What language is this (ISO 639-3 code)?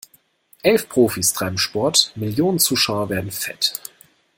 deu